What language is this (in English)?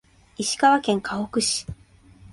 Japanese